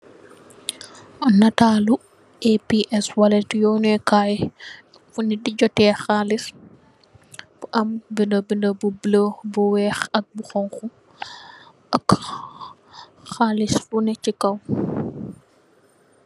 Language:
Wolof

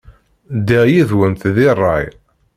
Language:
Kabyle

